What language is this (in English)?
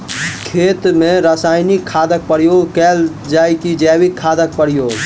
Maithili